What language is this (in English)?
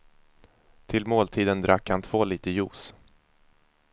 Swedish